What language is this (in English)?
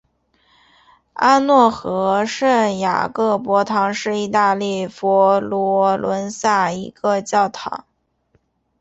Chinese